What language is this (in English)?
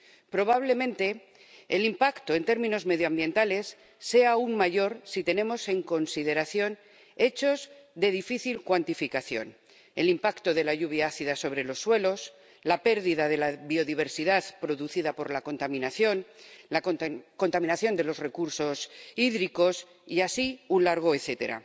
Spanish